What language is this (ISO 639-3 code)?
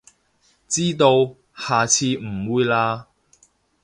yue